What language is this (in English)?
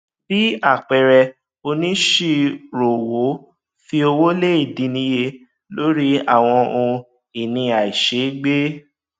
Yoruba